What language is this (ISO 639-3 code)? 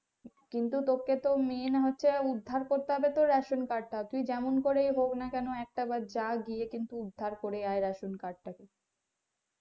ben